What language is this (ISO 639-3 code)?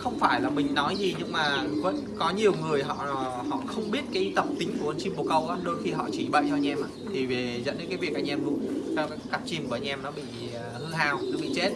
vie